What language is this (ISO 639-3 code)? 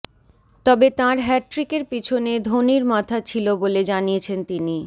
ben